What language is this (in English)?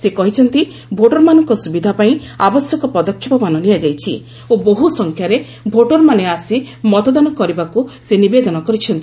Odia